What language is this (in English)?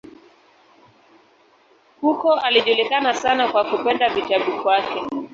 Swahili